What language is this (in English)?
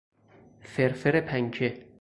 Persian